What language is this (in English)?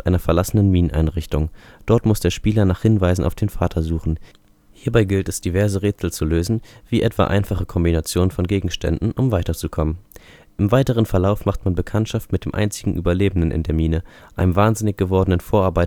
German